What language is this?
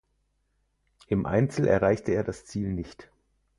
German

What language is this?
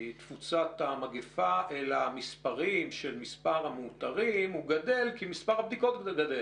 Hebrew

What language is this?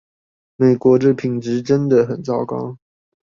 Chinese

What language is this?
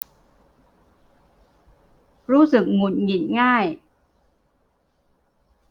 Thai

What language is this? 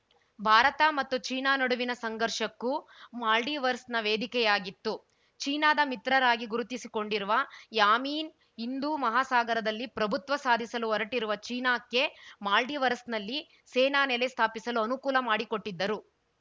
Kannada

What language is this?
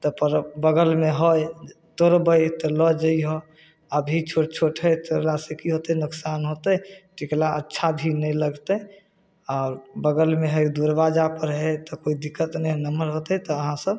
Maithili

